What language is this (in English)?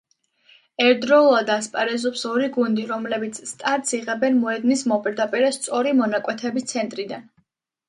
Georgian